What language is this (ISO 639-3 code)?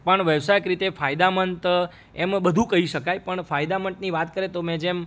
guj